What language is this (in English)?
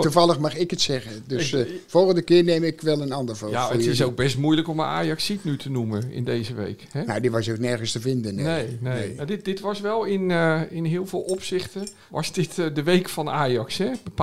Dutch